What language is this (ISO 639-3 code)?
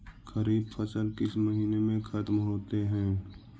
mag